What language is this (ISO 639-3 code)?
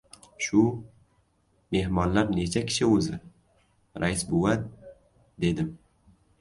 uzb